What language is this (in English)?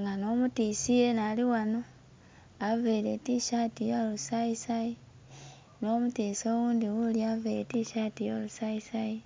Soga